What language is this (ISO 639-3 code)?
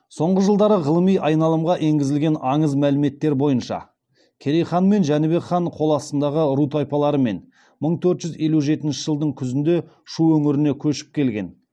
kaz